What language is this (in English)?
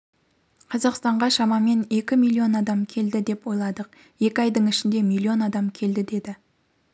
Kazakh